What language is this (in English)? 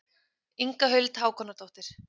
Icelandic